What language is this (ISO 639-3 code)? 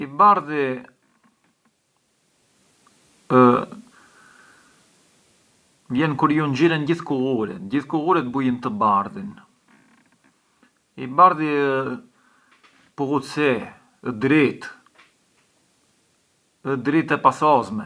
aae